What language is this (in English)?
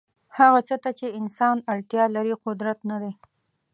Pashto